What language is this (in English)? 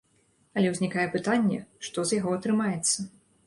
Belarusian